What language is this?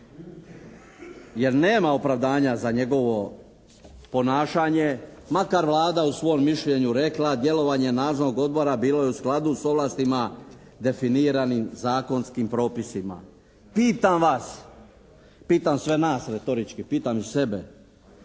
Croatian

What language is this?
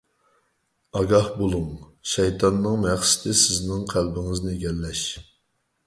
Uyghur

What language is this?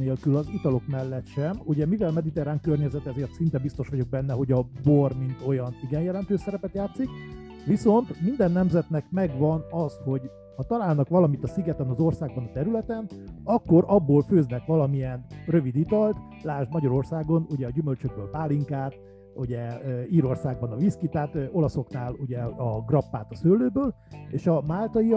Hungarian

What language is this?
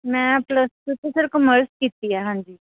Punjabi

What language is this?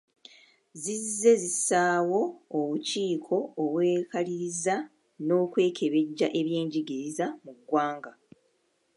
Ganda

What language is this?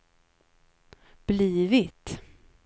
Swedish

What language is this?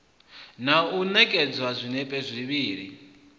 Venda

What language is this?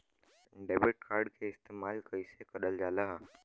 Bhojpuri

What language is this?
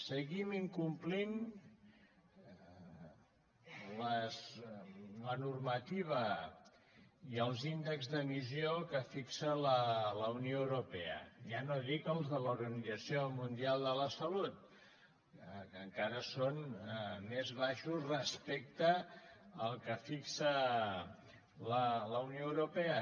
Catalan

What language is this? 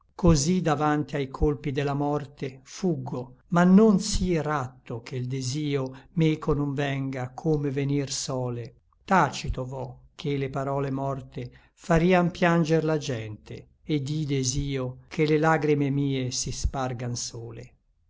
Italian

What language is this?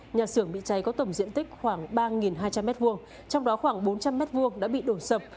Vietnamese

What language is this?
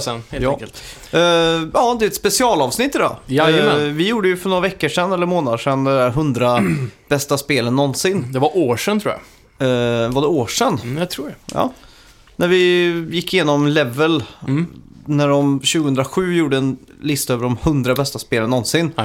Swedish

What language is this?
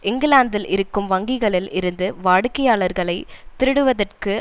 Tamil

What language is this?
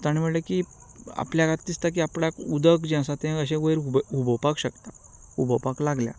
Konkani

